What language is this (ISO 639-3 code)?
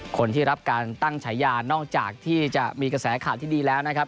tha